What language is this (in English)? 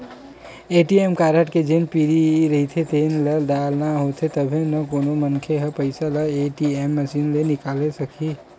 Chhattisgarhi